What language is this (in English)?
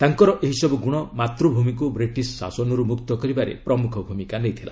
Odia